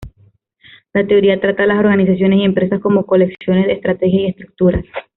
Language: Spanish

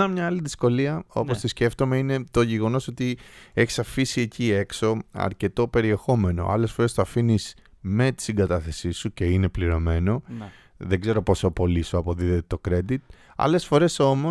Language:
Greek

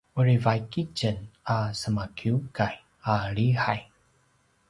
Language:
Paiwan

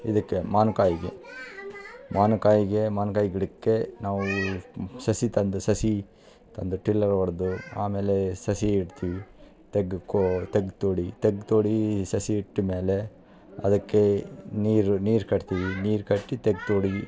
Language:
Kannada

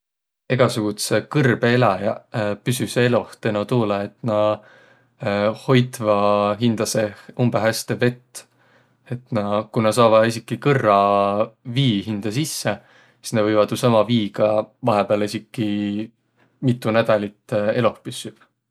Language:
Võro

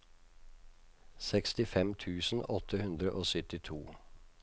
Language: Norwegian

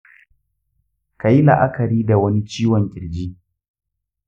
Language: Hausa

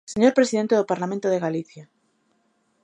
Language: Galician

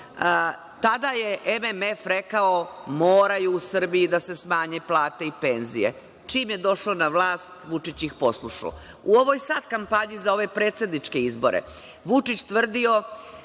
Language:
Serbian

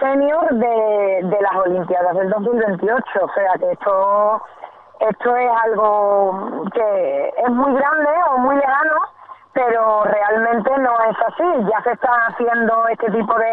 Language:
Spanish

